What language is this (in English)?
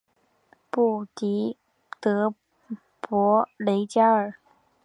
Chinese